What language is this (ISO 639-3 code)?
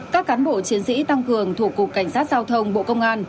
vie